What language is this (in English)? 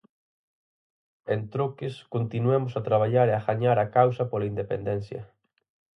Galician